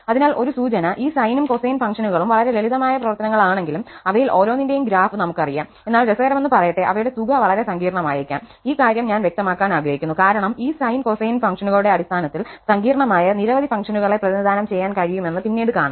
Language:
Malayalam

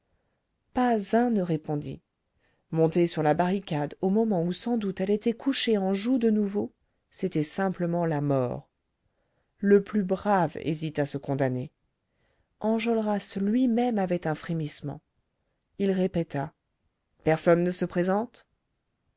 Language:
French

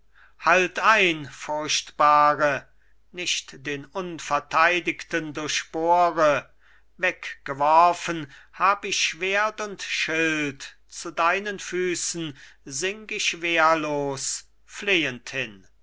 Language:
German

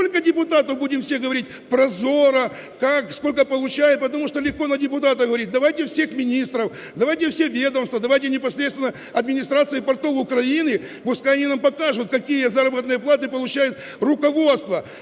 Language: Ukrainian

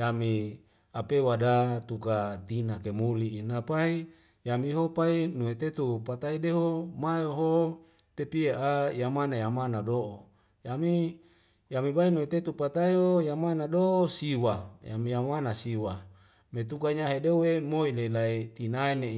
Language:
Wemale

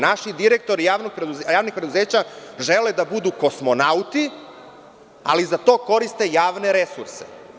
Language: Serbian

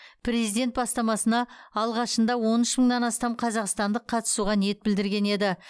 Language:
Kazakh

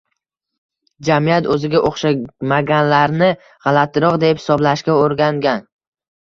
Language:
Uzbek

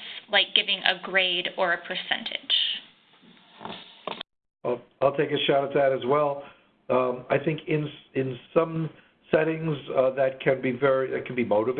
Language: English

